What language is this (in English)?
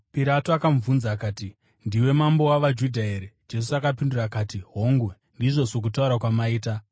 Shona